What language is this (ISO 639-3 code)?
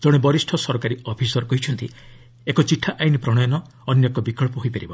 ori